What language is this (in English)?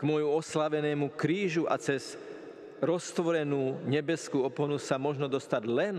Slovak